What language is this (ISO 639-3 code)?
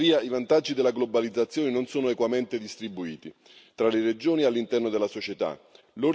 ita